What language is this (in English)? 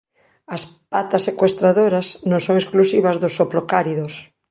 Galician